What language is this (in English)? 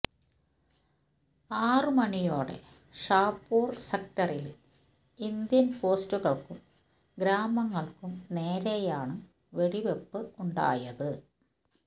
Malayalam